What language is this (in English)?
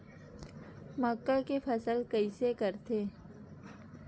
Chhattisgarhi